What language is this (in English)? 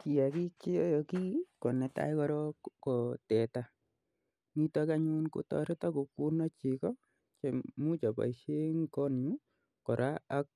Kalenjin